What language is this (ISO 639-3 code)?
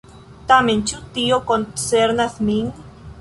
epo